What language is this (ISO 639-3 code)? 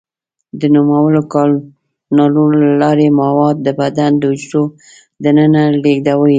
pus